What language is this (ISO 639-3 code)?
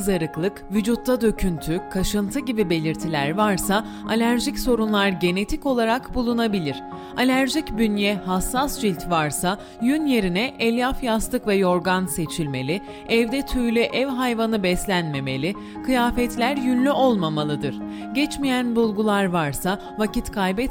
tur